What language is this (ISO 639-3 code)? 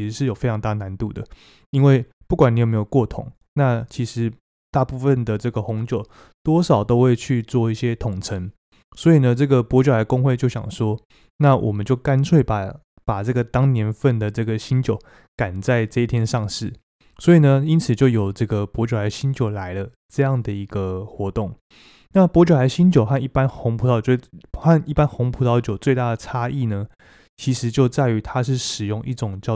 zho